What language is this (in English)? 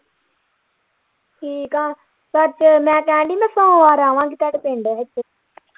Punjabi